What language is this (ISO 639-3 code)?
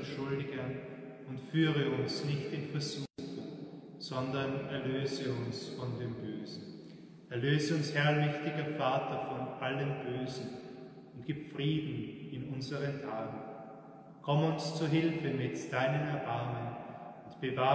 deu